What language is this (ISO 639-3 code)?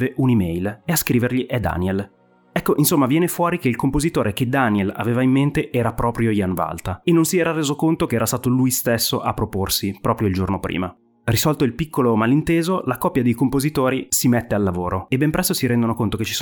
ita